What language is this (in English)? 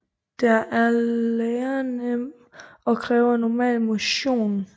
Danish